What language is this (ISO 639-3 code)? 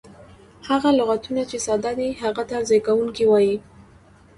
pus